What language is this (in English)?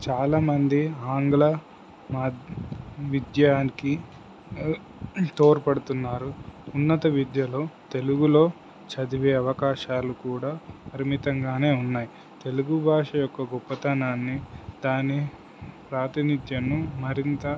Telugu